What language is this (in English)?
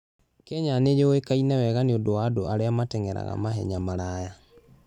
Kikuyu